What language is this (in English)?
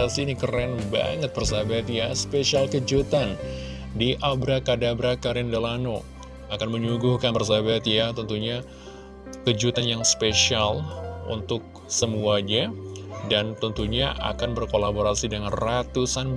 Indonesian